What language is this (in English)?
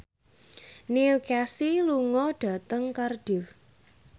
Javanese